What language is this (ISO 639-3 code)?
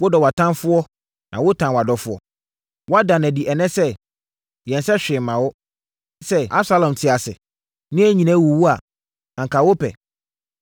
aka